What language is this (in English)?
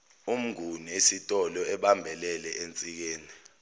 Zulu